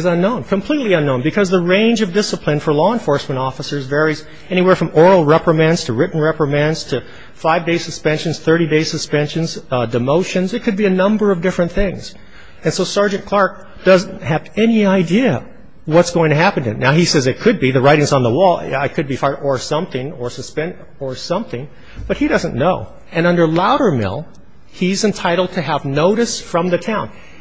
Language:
English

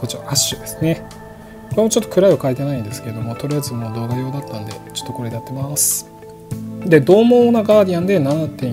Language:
Japanese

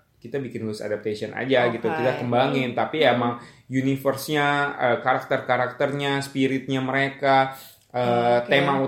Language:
Indonesian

